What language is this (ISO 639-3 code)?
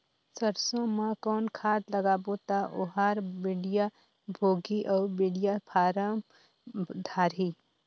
hne